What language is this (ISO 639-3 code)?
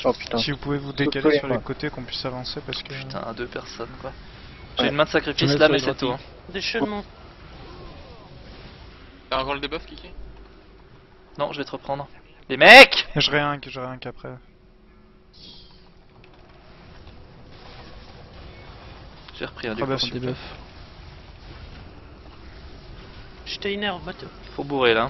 fra